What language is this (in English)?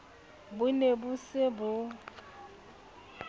Southern Sotho